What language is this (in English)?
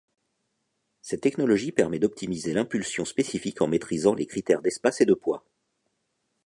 French